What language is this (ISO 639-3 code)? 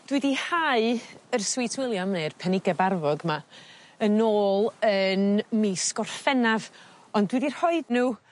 cym